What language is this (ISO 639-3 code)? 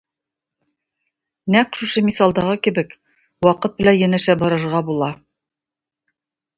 tat